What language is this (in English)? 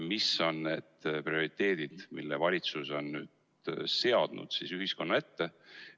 Estonian